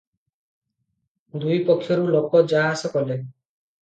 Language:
Odia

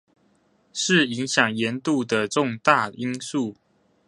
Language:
Chinese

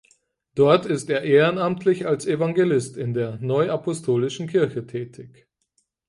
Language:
German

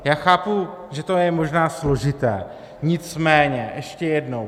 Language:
Czech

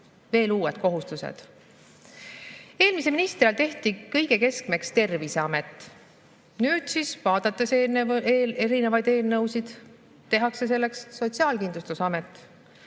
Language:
Estonian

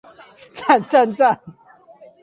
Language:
Chinese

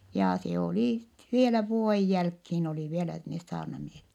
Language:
Finnish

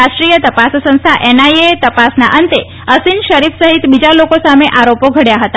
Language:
Gujarati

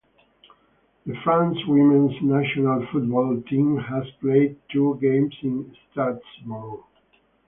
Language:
English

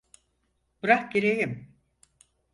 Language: Turkish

